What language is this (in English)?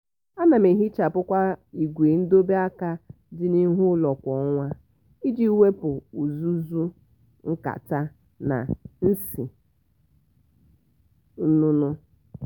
Igbo